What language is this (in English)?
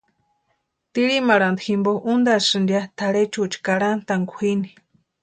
Western Highland Purepecha